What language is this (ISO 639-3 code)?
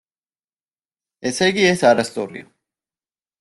kat